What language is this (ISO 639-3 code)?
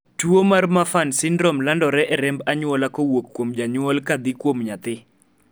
luo